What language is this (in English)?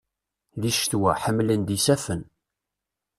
Kabyle